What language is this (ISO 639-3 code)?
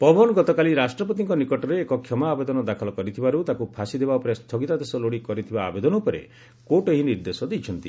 ori